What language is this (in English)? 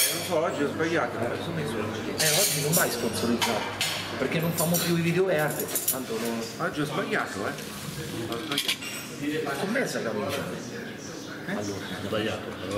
Italian